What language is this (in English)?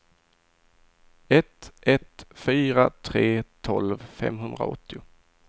Swedish